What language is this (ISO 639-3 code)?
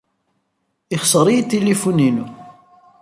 kab